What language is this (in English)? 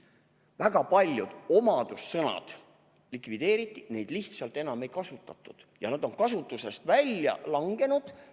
Estonian